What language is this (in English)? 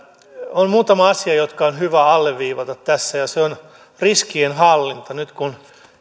Finnish